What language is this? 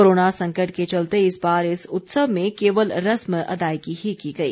Hindi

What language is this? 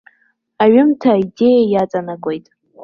Abkhazian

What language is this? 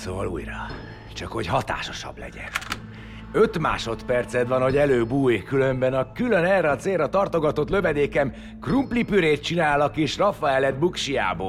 Hungarian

